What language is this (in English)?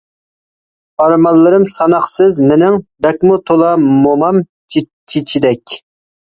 Uyghur